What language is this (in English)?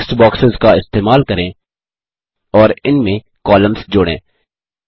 Hindi